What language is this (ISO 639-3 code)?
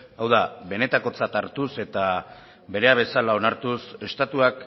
eus